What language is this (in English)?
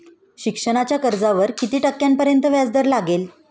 Marathi